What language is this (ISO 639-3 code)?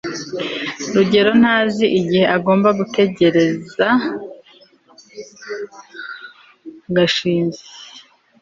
kin